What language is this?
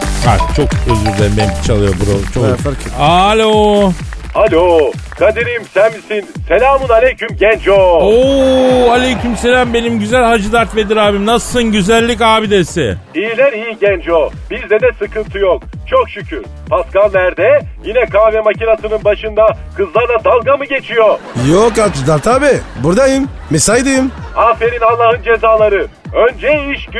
Turkish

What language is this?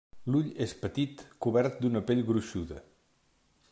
Catalan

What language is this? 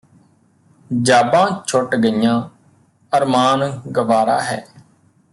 Punjabi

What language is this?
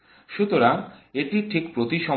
Bangla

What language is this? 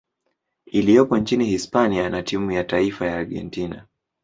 Swahili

